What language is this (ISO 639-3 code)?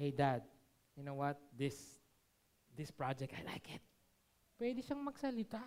fil